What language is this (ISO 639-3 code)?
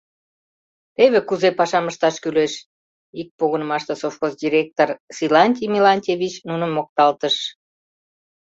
chm